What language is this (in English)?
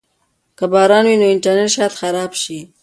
Pashto